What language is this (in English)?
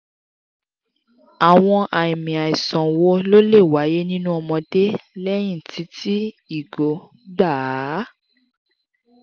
Yoruba